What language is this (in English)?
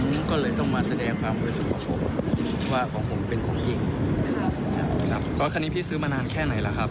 Thai